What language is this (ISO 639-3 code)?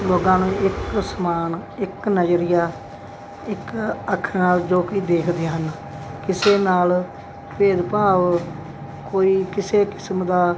pan